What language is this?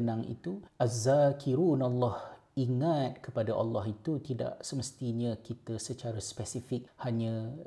Malay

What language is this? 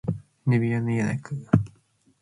Matsés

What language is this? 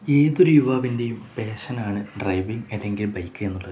Malayalam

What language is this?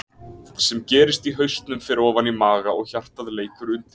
Icelandic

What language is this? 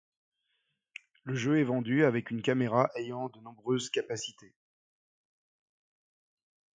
French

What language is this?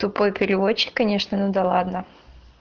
Russian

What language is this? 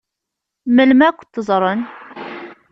Kabyle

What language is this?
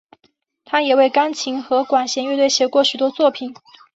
Chinese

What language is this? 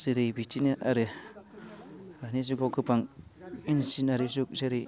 Bodo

